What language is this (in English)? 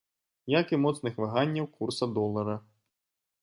Belarusian